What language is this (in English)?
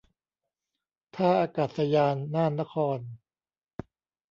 Thai